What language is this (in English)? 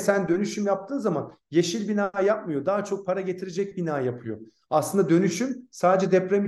Turkish